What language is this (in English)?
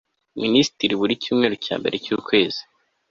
Kinyarwanda